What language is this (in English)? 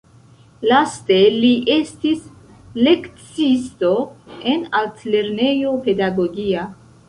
Esperanto